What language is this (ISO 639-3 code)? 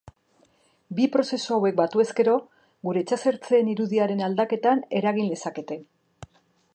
eus